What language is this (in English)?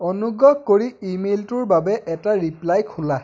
Assamese